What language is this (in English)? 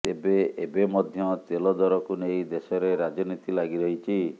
Odia